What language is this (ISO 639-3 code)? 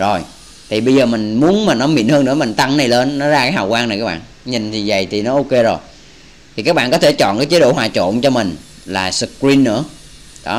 vie